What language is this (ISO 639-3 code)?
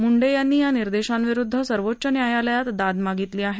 mar